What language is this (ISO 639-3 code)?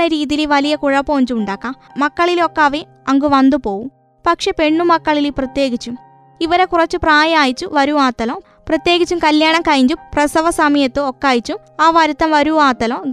mal